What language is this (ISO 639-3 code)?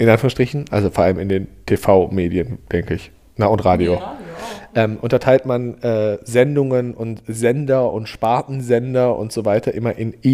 deu